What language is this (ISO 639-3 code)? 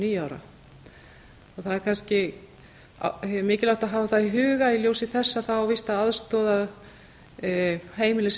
isl